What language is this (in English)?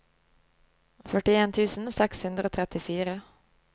Norwegian